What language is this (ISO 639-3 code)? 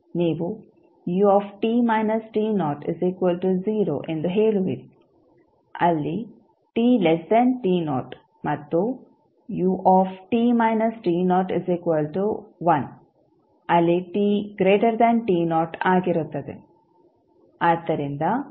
kan